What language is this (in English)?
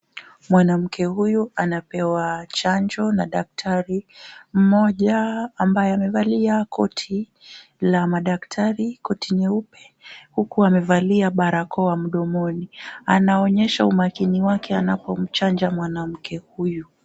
Swahili